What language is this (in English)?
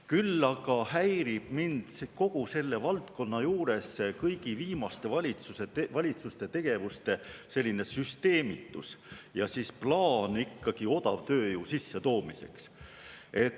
Estonian